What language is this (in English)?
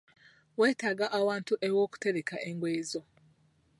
Ganda